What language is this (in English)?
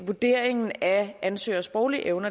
Danish